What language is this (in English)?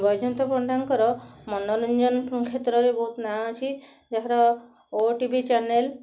Odia